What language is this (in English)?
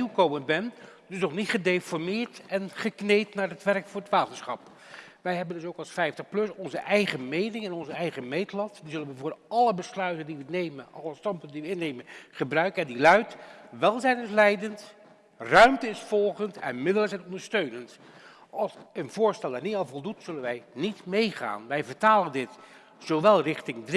Dutch